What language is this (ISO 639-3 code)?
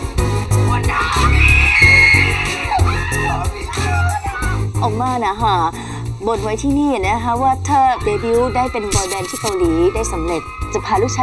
tha